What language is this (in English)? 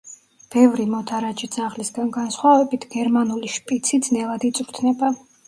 Georgian